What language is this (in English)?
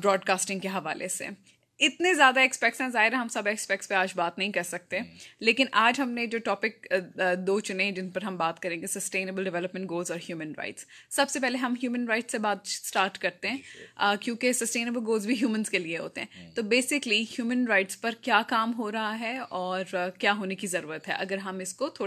Urdu